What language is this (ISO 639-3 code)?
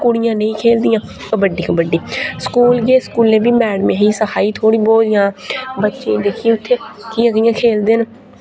doi